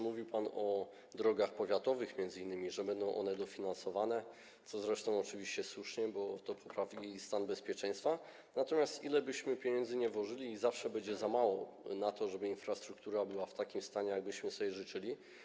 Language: Polish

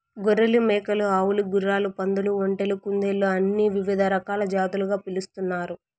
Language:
Telugu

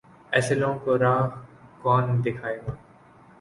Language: Urdu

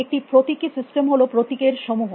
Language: Bangla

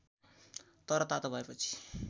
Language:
Nepali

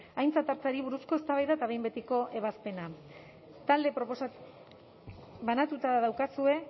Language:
Basque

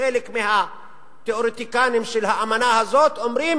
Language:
Hebrew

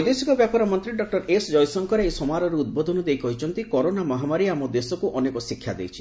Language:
Odia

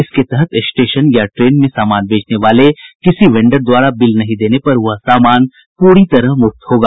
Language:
Hindi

